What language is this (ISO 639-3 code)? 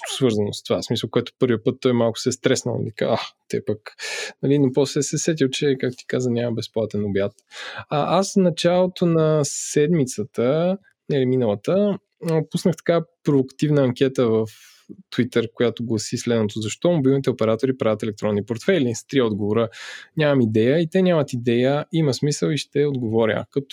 bul